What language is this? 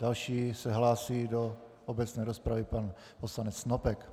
Czech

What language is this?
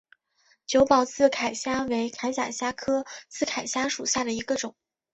Chinese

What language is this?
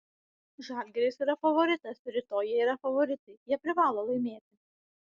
Lithuanian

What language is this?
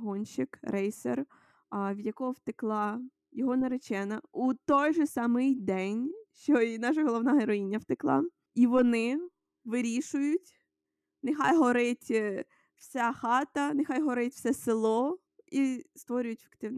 Ukrainian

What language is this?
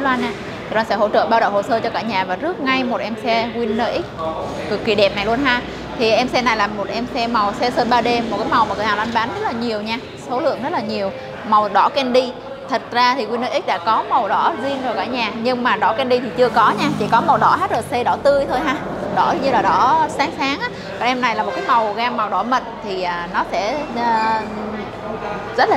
Vietnamese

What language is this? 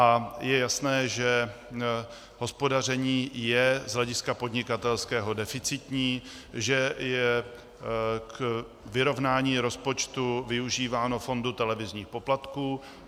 Czech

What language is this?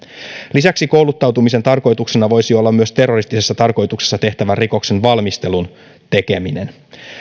Finnish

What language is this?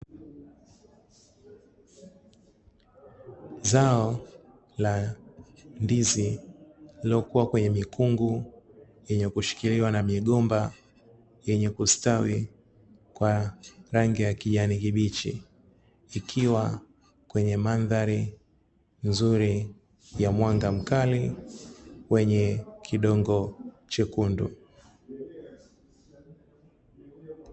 Swahili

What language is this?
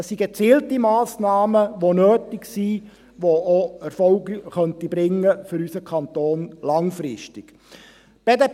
Swiss German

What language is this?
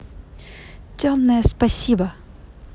Russian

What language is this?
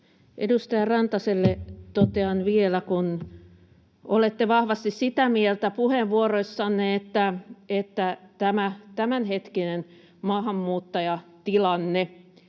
Finnish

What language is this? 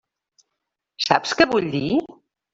Catalan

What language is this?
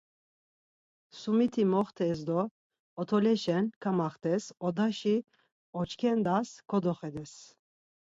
Laz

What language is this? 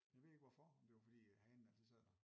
Danish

